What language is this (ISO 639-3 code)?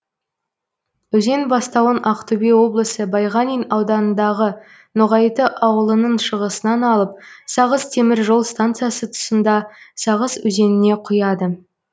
kaz